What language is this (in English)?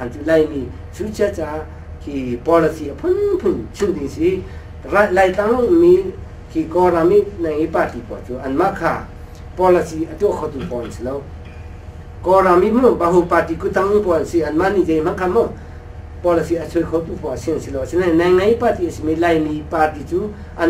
Arabic